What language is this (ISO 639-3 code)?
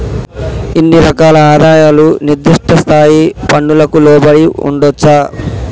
tel